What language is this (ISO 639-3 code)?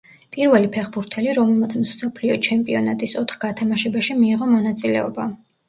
kat